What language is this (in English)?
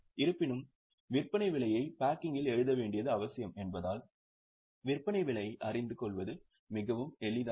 Tamil